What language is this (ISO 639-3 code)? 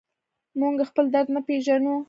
pus